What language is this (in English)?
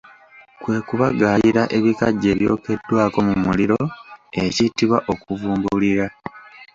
Ganda